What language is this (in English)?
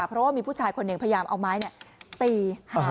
Thai